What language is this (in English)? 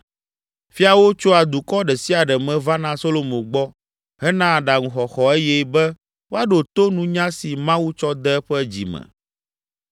Ewe